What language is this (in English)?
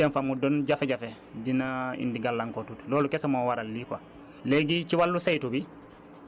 Wolof